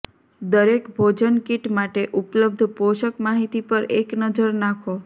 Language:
Gujarati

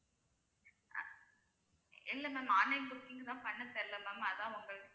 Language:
Tamil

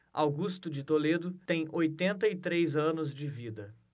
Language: Portuguese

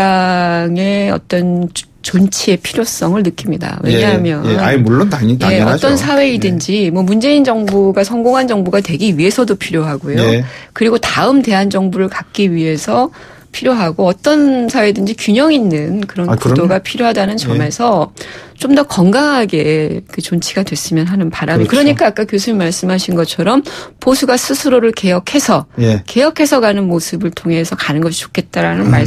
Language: Korean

